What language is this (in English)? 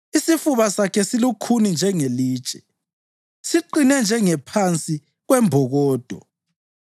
North Ndebele